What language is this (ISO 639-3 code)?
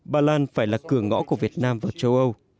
vie